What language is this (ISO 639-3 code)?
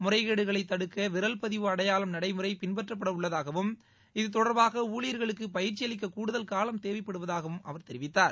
tam